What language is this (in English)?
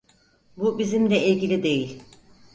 Turkish